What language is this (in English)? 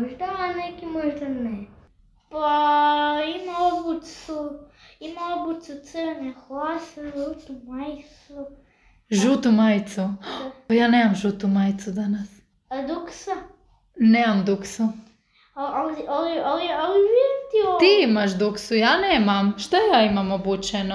Croatian